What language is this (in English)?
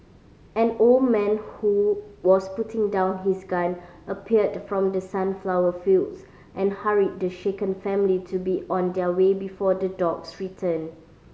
English